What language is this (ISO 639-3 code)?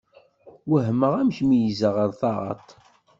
kab